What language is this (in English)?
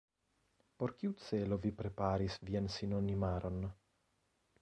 Esperanto